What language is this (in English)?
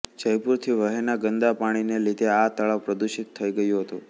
Gujarati